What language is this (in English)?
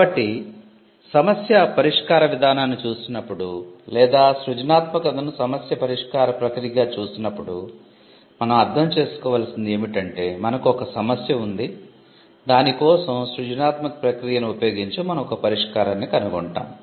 Telugu